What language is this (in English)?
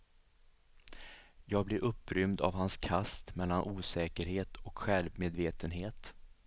Swedish